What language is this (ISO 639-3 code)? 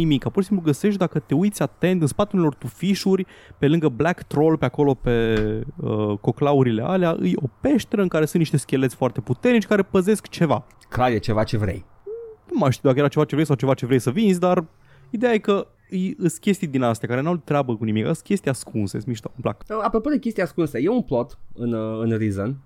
ron